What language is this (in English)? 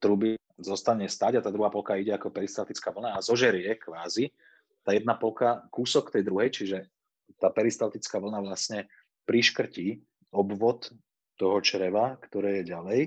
Slovak